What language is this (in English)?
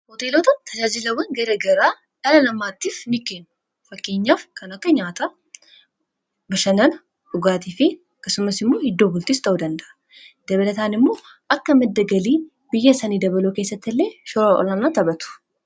Oromo